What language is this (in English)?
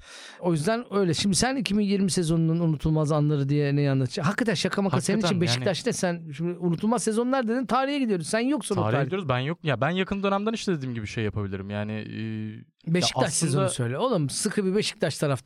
Turkish